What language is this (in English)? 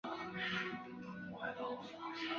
Chinese